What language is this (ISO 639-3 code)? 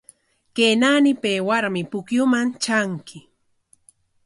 qwa